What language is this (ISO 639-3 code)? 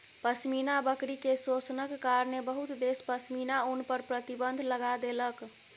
mai